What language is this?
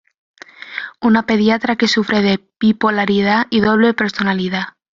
Spanish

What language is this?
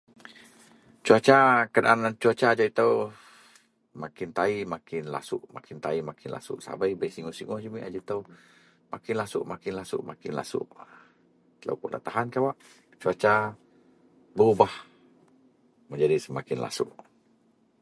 Central Melanau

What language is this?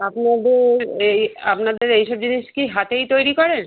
Bangla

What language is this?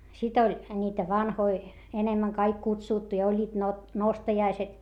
Finnish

